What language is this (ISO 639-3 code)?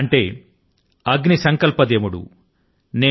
tel